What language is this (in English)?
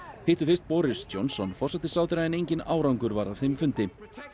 Icelandic